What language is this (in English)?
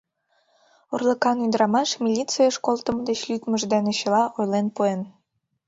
Mari